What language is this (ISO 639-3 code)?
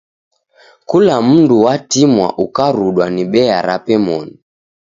dav